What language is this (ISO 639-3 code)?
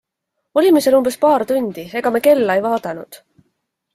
est